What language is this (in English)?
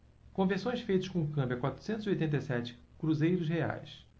Portuguese